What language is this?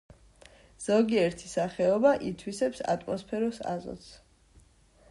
Georgian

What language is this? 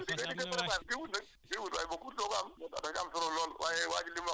Wolof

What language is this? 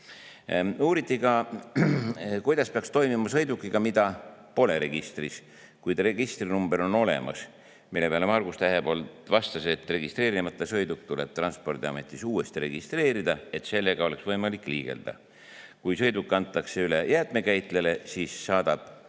Estonian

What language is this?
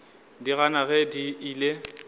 Northern Sotho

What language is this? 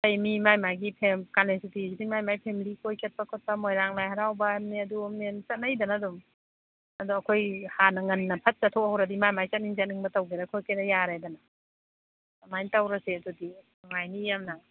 Manipuri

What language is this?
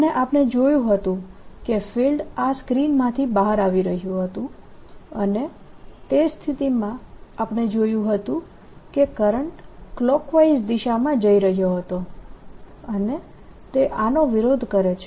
Gujarati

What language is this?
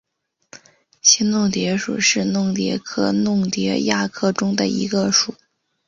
Chinese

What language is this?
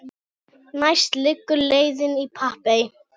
Icelandic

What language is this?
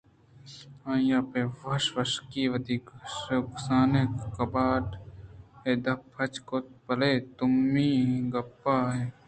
Eastern Balochi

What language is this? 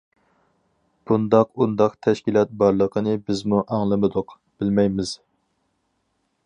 Uyghur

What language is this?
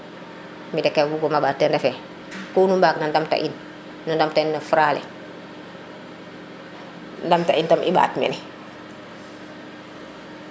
Serer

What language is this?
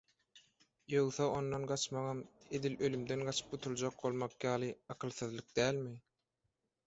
Turkmen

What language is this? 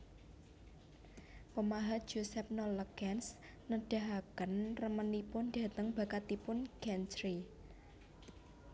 Javanese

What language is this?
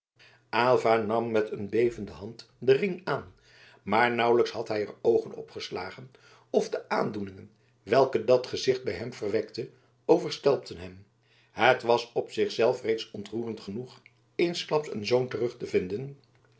Dutch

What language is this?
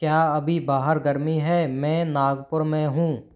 Hindi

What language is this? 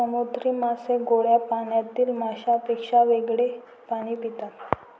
Marathi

